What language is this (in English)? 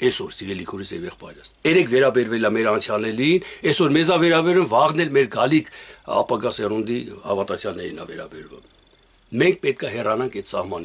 Romanian